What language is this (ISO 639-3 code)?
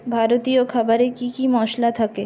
ben